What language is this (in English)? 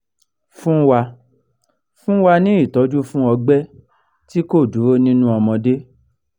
Yoruba